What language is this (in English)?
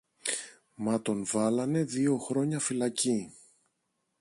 Greek